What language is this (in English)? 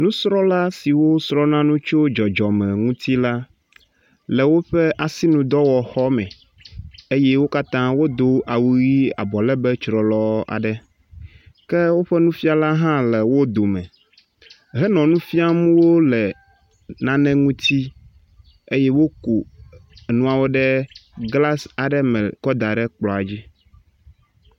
Ewe